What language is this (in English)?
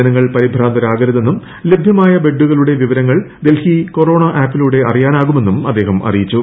Malayalam